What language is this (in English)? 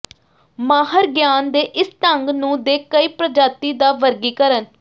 Punjabi